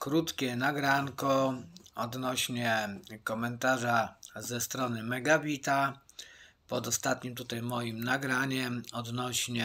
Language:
Polish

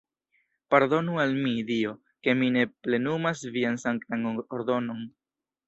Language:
Esperanto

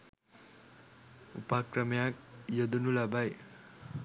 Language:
Sinhala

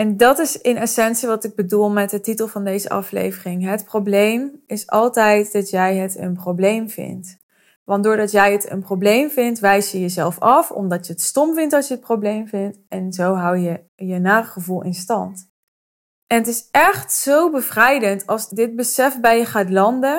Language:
Dutch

